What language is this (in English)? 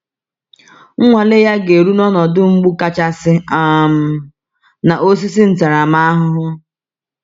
Igbo